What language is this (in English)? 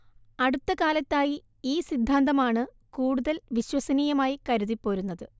Malayalam